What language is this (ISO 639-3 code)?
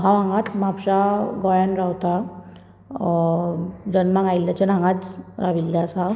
kok